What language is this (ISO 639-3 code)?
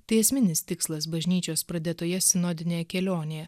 lit